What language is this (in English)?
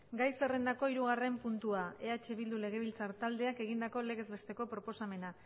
Basque